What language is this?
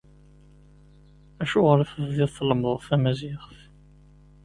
Kabyle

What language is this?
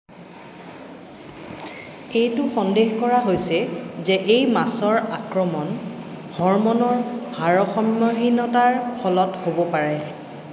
Assamese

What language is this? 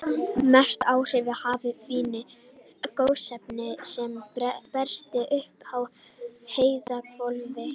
Icelandic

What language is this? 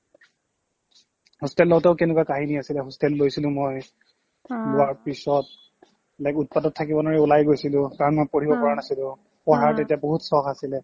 Assamese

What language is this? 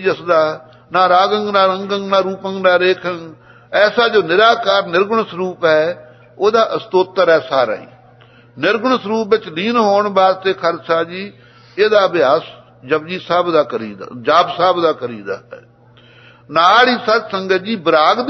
Dutch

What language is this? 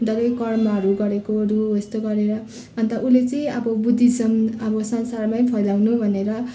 Nepali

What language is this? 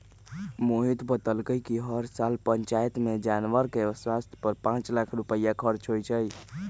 Magahi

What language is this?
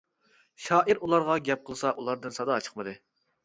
Uyghur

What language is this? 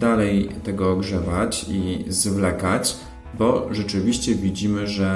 Polish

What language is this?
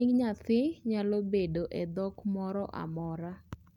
Luo (Kenya and Tanzania)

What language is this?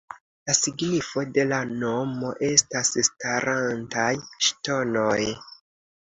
Esperanto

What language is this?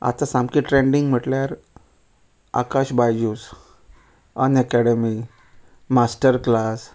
Konkani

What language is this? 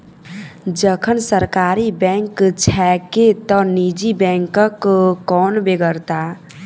Maithili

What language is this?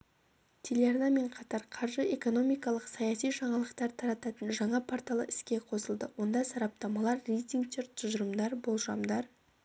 Kazakh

